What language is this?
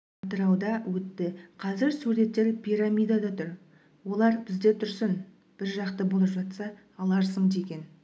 Kazakh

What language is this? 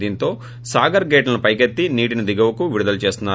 Telugu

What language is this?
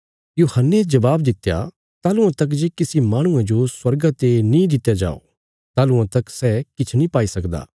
Bilaspuri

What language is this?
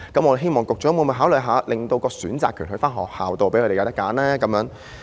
Cantonese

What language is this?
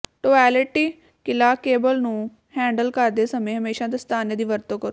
Punjabi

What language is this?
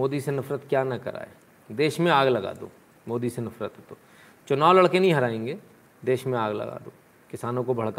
Hindi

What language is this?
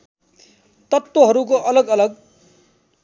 Nepali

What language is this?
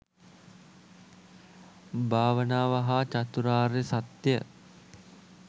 Sinhala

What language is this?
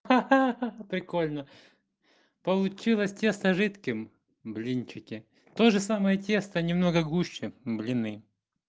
Russian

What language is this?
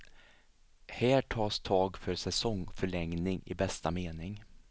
Swedish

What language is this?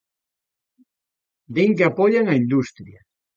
Galician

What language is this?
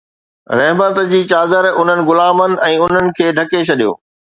Sindhi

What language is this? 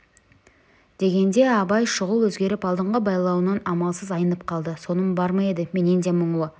Kazakh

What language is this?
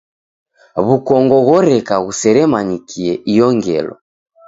Taita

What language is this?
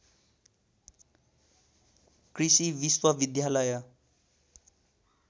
Nepali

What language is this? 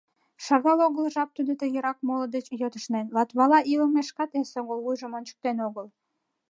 Mari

